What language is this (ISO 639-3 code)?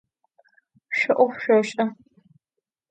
ady